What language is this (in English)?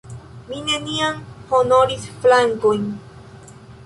Esperanto